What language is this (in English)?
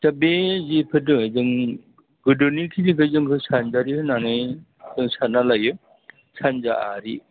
Bodo